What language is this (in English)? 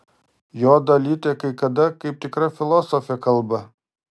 Lithuanian